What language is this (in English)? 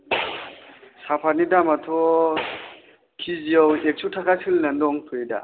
Bodo